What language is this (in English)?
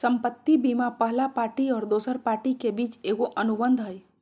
Magahi